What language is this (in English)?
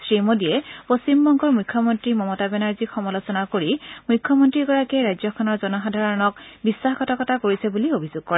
Assamese